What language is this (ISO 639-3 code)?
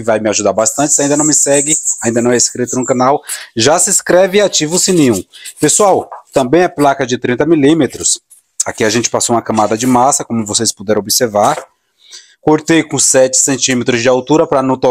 por